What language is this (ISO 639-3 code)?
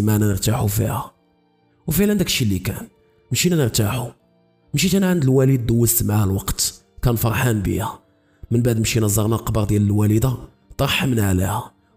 ara